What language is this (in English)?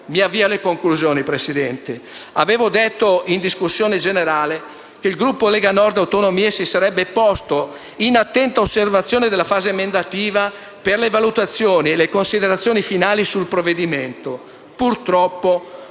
Italian